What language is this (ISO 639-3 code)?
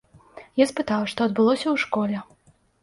bel